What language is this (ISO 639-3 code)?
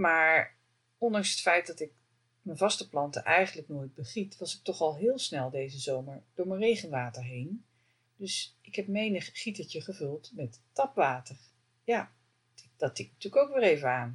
nld